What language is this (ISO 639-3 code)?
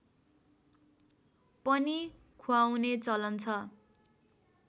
nep